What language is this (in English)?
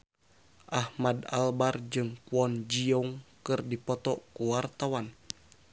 Sundanese